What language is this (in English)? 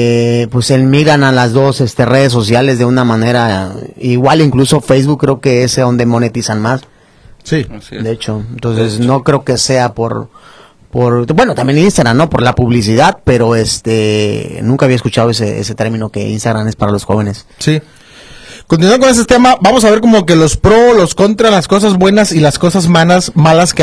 Spanish